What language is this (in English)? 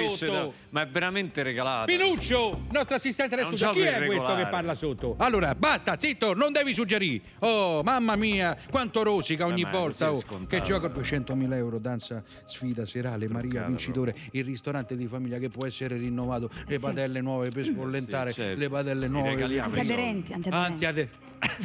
Italian